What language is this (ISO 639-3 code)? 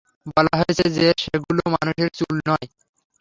ben